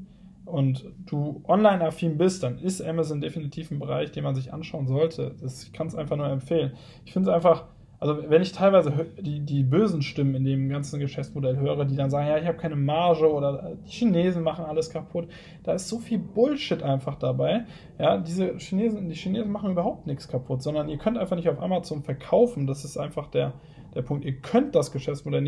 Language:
German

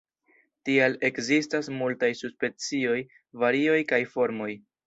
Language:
Esperanto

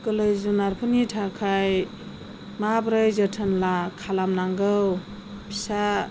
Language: Bodo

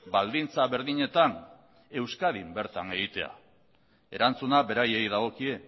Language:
Basque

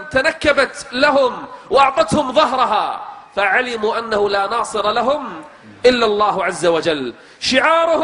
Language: Arabic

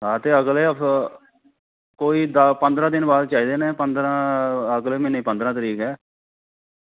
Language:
Dogri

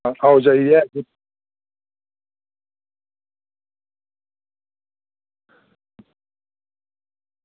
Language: Dogri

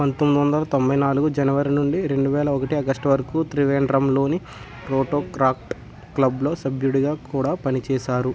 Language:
Telugu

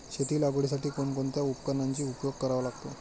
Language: Marathi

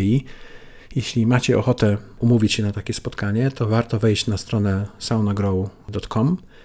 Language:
Polish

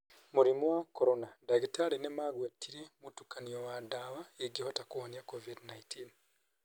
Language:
Kikuyu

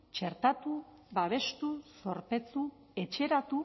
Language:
Basque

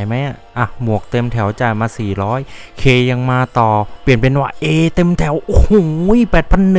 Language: Thai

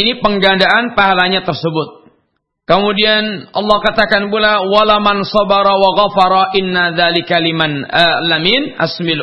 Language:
Malay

